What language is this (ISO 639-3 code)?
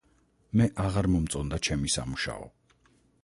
kat